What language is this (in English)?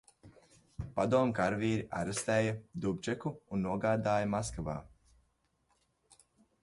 Latvian